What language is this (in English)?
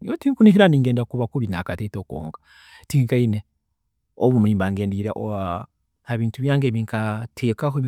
Tooro